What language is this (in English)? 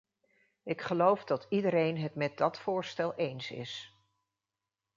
Dutch